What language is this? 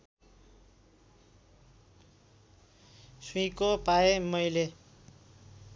Nepali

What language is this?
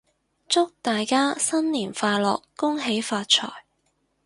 Cantonese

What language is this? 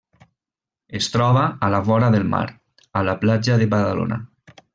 Catalan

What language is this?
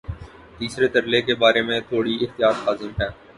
Urdu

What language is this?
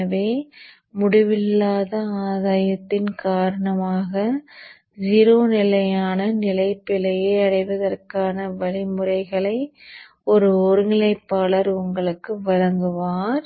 Tamil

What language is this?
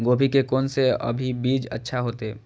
Maithili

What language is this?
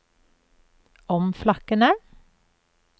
Norwegian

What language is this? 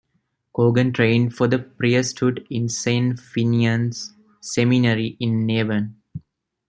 English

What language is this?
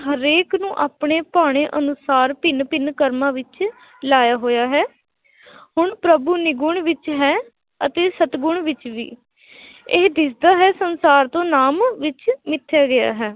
Punjabi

